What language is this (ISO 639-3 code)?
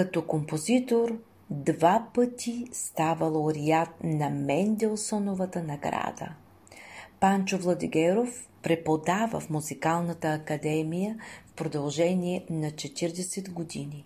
bul